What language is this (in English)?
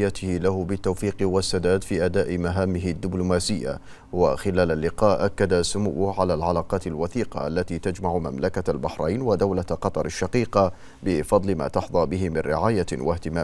Arabic